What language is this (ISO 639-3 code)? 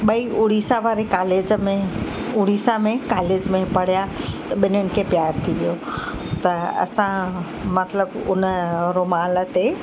snd